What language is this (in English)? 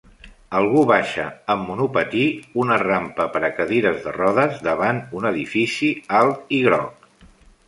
Catalan